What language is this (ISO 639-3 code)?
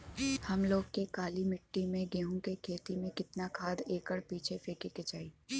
bho